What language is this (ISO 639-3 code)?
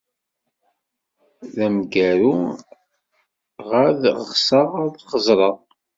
kab